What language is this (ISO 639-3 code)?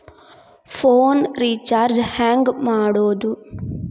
kan